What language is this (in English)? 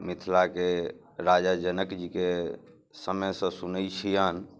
Maithili